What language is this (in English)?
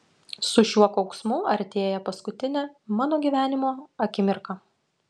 Lithuanian